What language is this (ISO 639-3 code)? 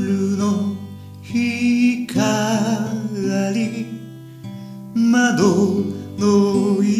jpn